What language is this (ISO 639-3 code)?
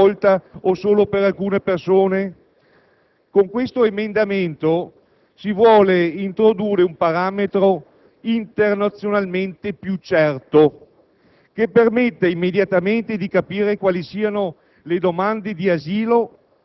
ita